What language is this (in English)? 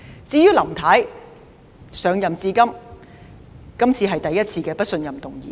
Cantonese